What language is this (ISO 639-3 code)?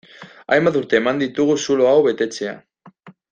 eus